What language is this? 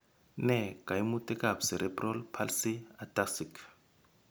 Kalenjin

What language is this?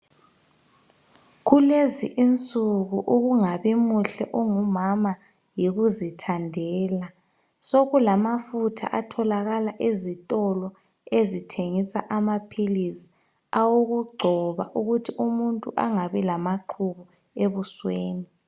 North Ndebele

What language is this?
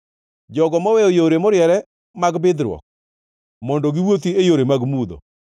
Luo (Kenya and Tanzania)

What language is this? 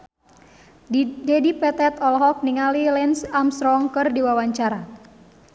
Sundanese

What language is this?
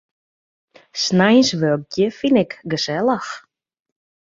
Western Frisian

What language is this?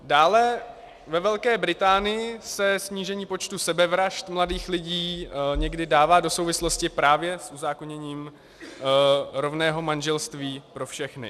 Czech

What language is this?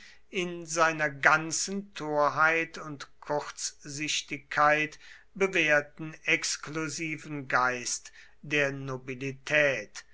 German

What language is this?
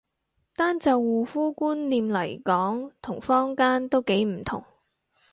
Cantonese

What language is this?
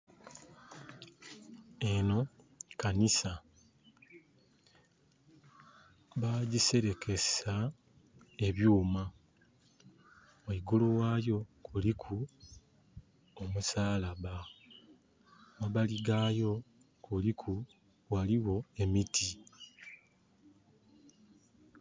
Soga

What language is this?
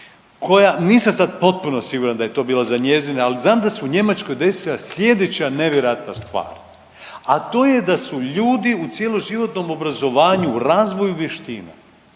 Croatian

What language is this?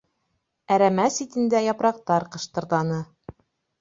Bashkir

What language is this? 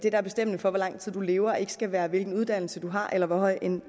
Danish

